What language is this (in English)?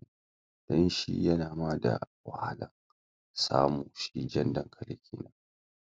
Hausa